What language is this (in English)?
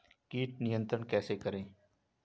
Hindi